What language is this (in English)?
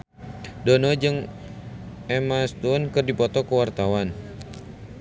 Sundanese